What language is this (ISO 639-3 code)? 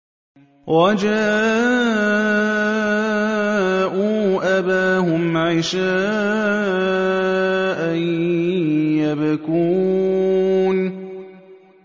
ara